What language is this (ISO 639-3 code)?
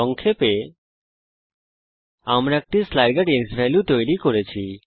ben